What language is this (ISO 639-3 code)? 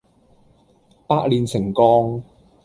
yue